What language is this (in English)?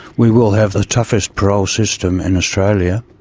English